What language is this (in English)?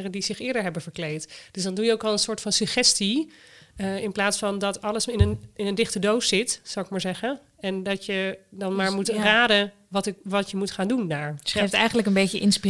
Dutch